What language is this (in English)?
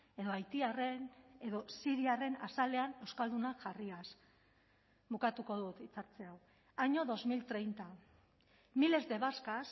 Basque